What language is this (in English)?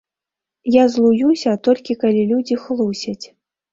Belarusian